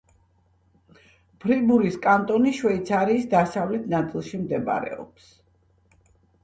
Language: Georgian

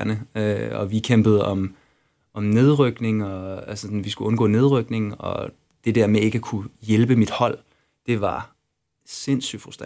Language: Danish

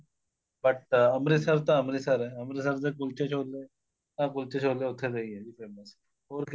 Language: Punjabi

